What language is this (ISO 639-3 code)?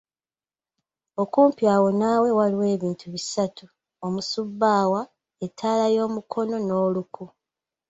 lug